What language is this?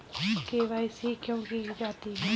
Hindi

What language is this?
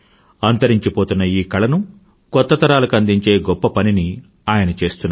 Telugu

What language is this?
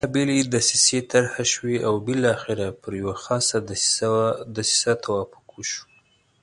Pashto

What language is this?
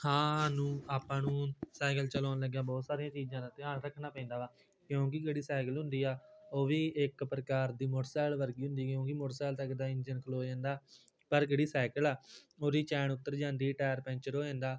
Punjabi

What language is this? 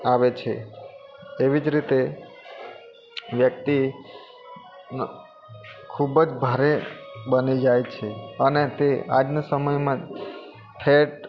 Gujarati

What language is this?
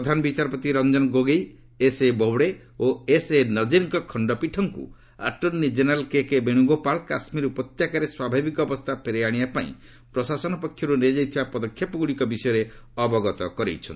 Odia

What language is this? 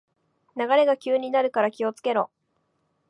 Japanese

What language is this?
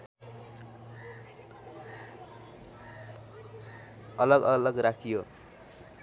Nepali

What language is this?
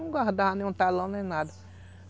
Portuguese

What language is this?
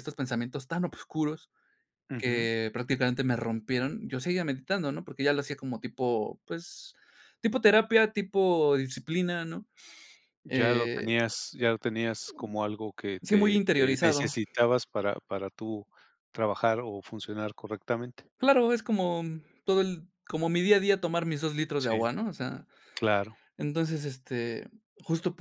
Spanish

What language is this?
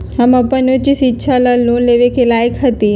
Magahi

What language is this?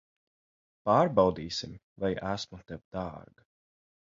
Latvian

